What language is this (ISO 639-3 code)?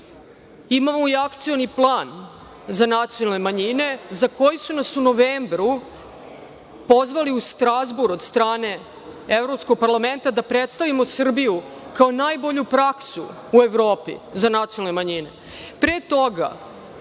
srp